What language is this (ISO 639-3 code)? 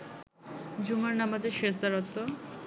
ben